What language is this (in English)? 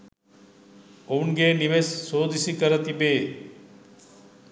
Sinhala